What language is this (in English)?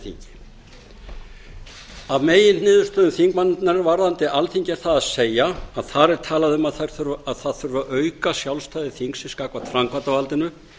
Icelandic